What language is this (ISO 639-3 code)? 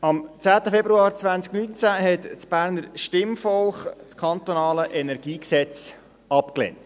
gsw